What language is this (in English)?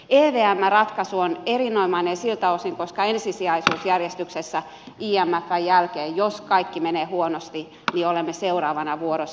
Finnish